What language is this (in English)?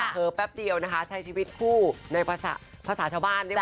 Thai